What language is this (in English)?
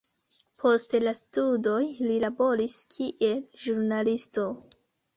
Esperanto